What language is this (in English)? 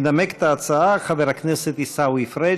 Hebrew